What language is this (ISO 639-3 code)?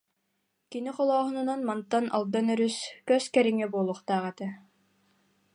sah